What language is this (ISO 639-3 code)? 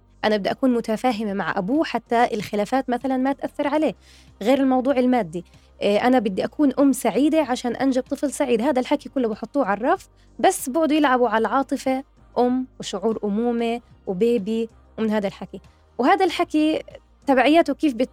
ara